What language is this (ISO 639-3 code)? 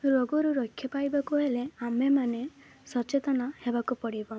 ori